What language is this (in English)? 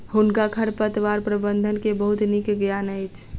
Maithili